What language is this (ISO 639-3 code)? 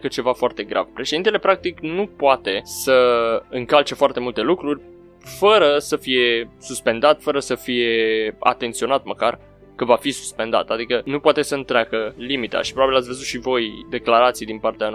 ron